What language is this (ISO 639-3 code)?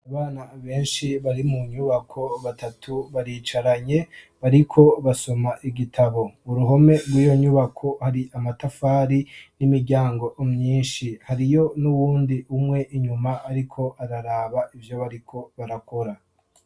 run